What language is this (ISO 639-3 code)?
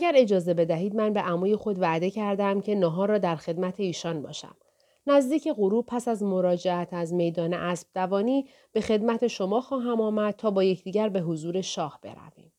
fas